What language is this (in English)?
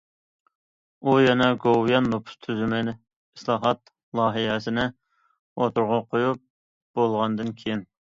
Uyghur